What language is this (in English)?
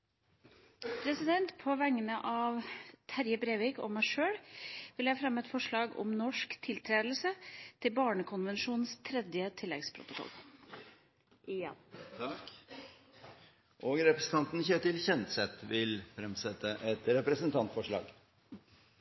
Norwegian